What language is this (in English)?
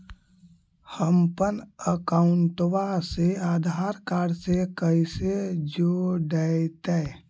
Magahi